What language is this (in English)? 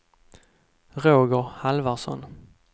Swedish